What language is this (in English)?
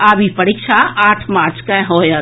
Maithili